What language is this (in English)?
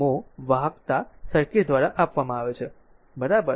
Gujarati